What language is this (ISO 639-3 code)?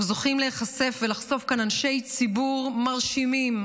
heb